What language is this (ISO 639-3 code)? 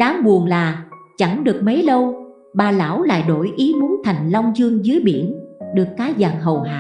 vie